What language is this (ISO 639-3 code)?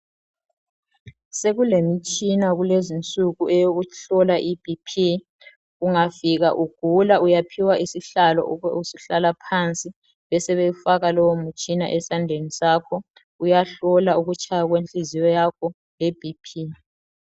nde